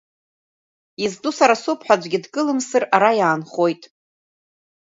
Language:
Abkhazian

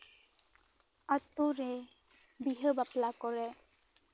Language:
Santali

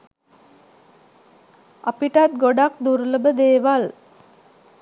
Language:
Sinhala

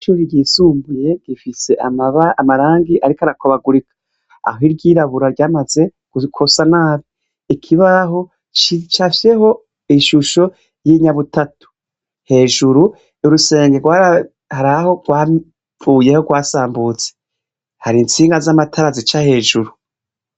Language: Rundi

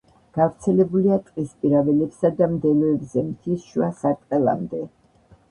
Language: Georgian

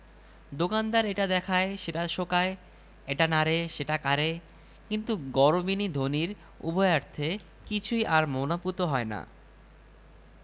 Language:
Bangla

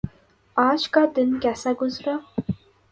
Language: Urdu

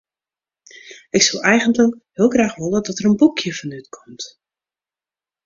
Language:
Western Frisian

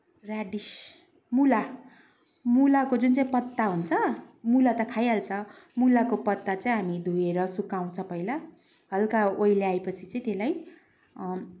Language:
Nepali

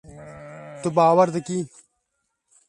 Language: Kurdish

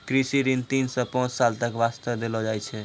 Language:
Maithili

